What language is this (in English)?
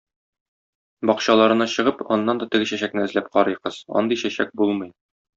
Tatar